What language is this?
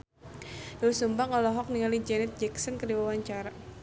Sundanese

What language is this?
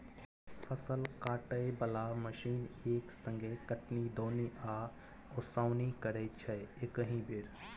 Maithili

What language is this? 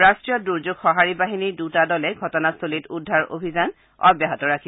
Assamese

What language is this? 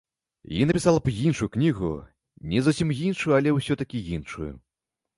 Belarusian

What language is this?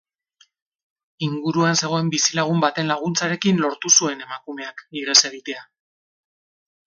Basque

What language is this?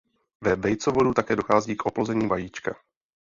Czech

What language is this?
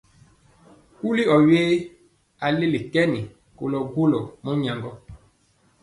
Mpiemo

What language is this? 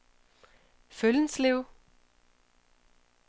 Danish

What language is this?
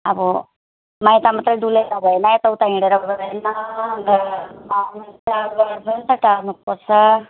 Nepali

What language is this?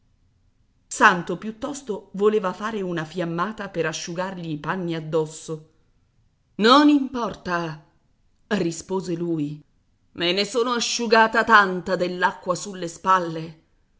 Italian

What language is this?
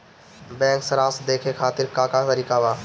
Bhojpuri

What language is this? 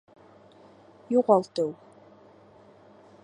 Bashkir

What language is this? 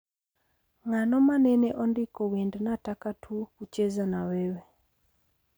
Luo (Kenya and Tanzania)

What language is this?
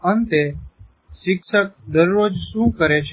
Gujarati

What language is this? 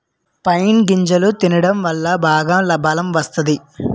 Telugu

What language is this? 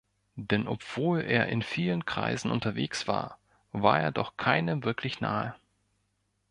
German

